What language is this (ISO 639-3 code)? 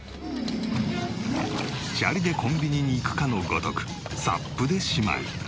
jpn